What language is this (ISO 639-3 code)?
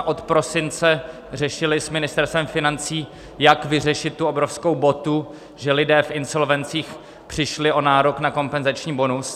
ces